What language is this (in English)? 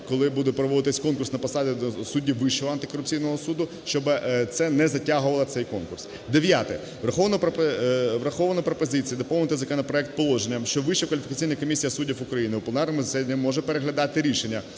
Ukrainian